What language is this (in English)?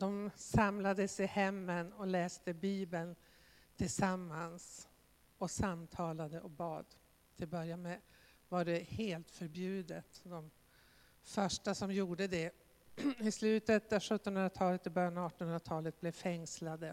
Swedish